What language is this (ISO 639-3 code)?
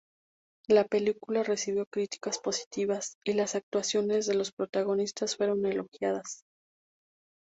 spa